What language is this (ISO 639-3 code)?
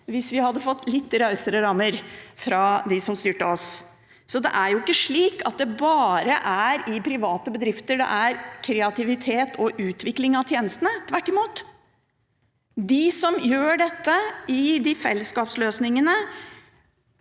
nor